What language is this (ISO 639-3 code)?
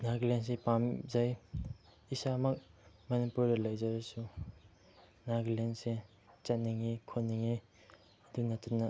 mni